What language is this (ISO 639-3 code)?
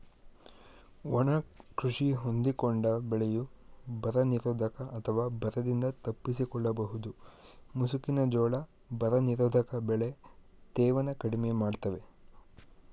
kan